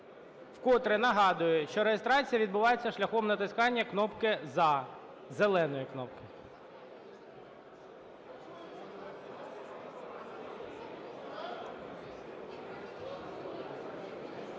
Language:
Ukrainian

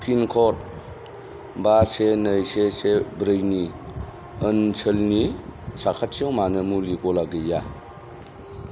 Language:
Bodo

